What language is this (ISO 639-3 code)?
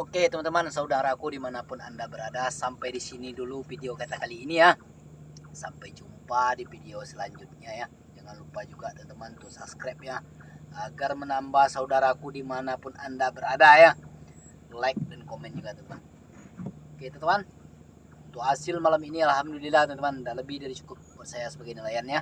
ind